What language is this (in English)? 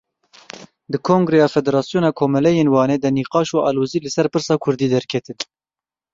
Kurdish